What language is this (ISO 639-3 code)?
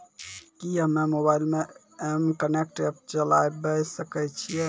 mai